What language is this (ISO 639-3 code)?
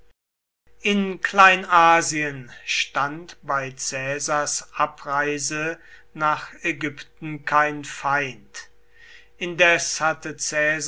deu